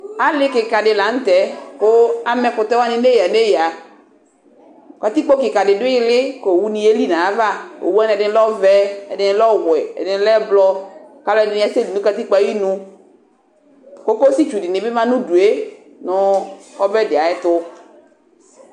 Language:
Ikposo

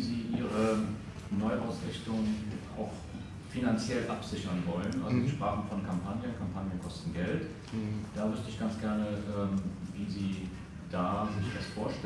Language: German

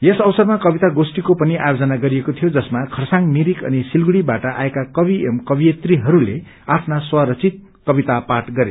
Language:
Nepali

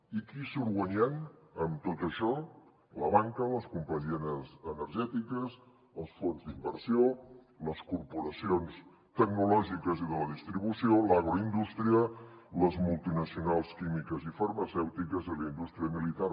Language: Catalan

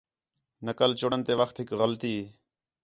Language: Khetrani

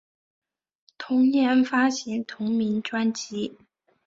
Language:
Chinese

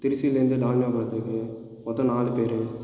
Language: Tamil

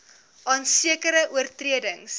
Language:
Afrikaans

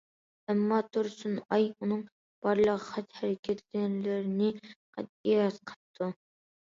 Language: Uyghur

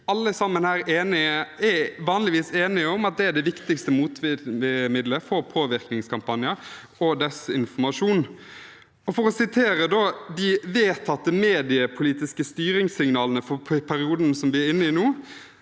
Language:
Norwegian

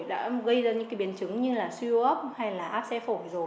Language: Vietnamese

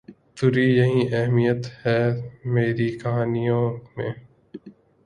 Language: Urdu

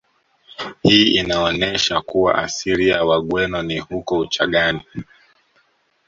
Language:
Swahili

